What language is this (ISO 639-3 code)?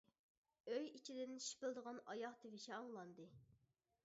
uig